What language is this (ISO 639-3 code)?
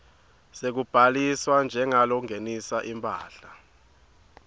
ssw